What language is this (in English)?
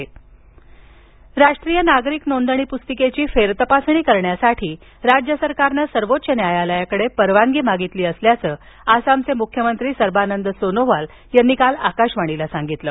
Marathi